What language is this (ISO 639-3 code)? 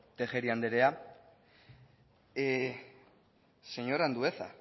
eus